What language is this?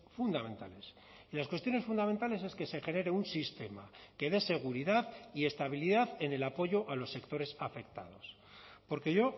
Spanish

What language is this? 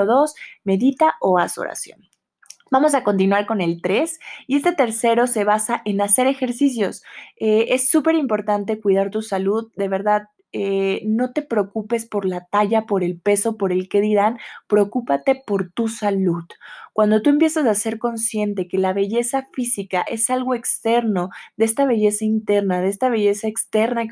Spanish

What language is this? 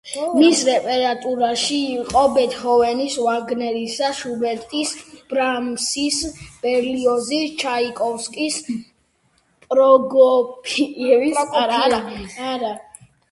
Georgian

